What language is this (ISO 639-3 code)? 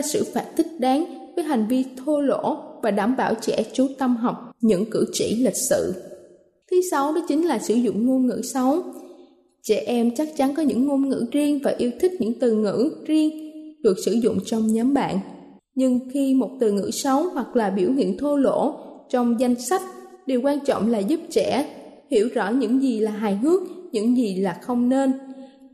vie